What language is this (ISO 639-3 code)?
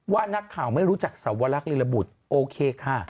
tha